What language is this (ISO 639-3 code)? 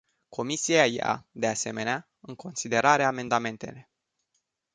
ron